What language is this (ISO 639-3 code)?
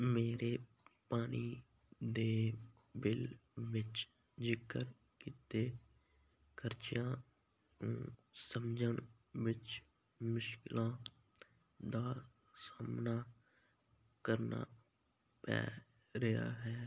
pan